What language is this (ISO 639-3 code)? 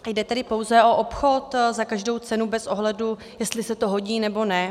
ces